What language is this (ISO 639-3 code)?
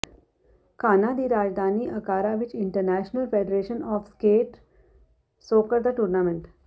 pan